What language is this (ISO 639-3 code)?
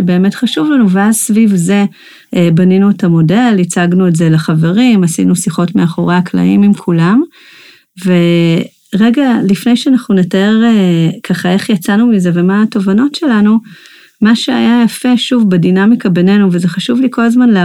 heb